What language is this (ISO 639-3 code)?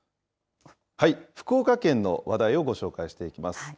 jpn